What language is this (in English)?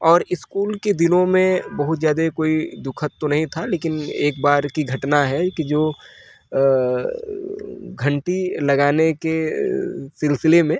Hindi